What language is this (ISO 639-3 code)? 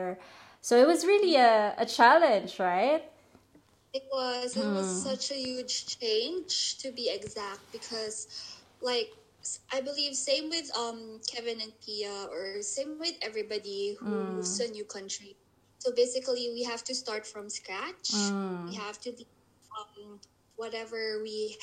eng